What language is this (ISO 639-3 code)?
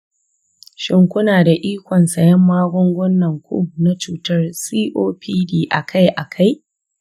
hau